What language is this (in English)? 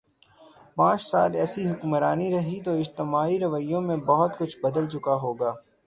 Urdu